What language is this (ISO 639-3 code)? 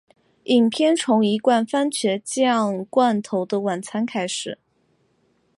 zho